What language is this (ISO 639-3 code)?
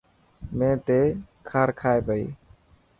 mki